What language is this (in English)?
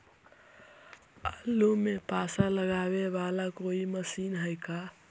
Magahi